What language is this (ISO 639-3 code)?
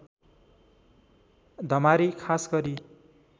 nep